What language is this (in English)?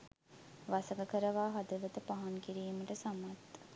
Sinhala